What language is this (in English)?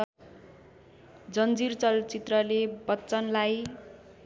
Nepali